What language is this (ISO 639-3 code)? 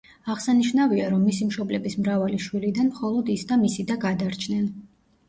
kat